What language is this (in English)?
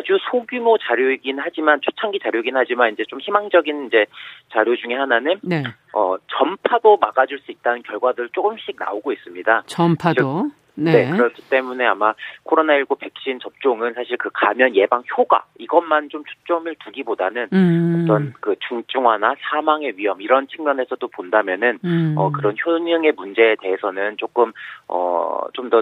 Korean